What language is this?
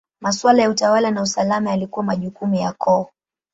Swahili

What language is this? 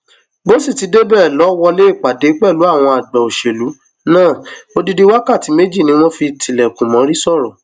Yoruba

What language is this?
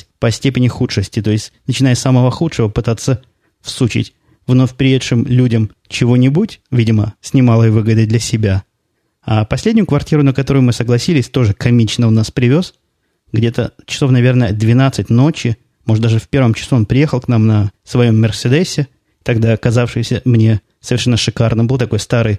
Russian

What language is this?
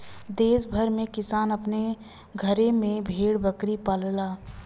Bhojpuri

